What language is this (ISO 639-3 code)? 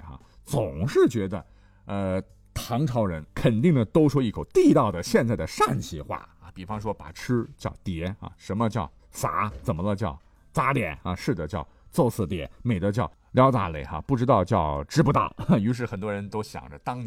zho